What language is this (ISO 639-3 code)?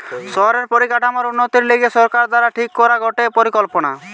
ben